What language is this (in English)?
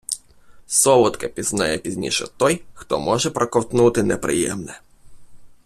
Ukrainian